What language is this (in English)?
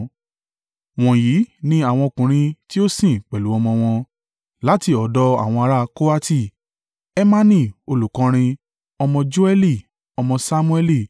Yoruba